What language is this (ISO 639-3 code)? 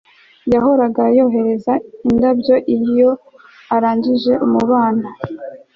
kin